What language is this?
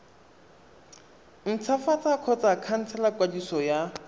Tswana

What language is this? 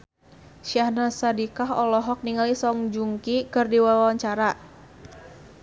Sundanese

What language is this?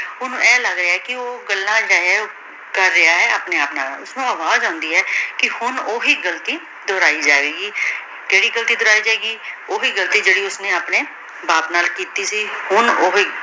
Punjabi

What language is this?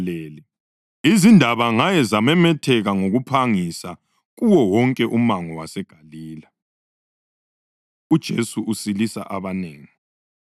North Ndebele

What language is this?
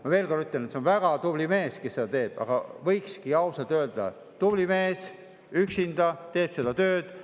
Estonian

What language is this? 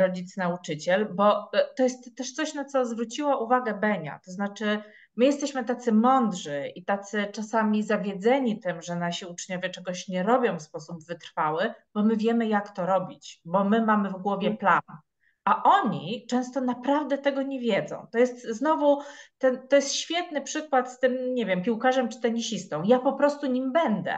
Polish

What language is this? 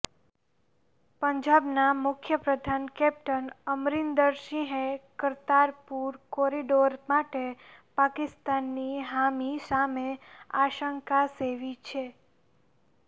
Gujarati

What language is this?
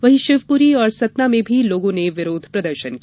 Hindi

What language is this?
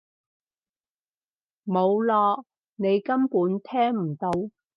Cantonese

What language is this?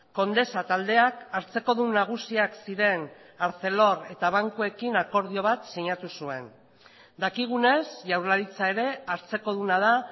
Basque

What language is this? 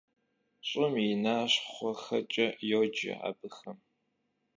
Kabardian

